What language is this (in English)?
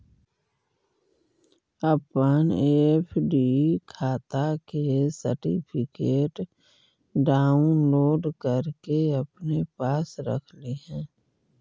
Magahi